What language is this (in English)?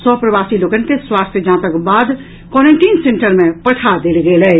Maithili